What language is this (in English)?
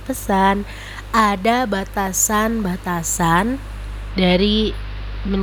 Indonesian